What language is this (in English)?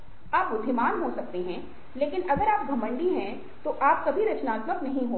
Hindi